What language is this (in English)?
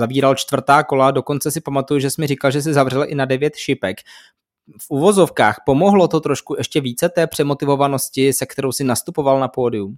Czech